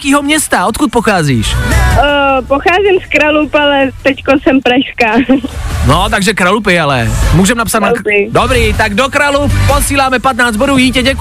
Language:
Czech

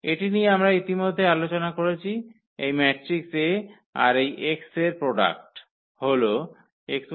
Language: Bangla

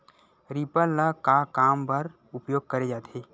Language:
Chhattisgarhi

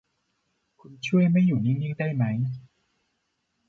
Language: Thai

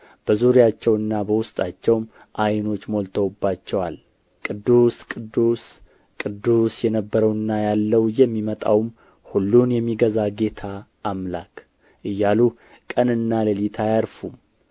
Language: Amharic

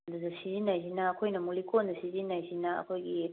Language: Manipuri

